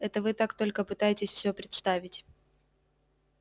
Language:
Russian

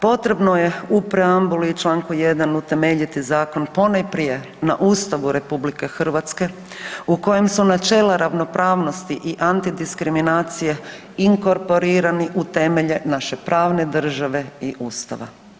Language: Croatian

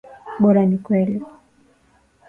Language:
Swahili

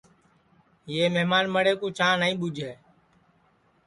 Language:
Sansi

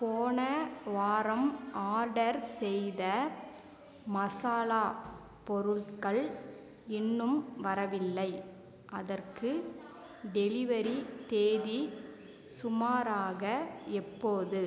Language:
Tamil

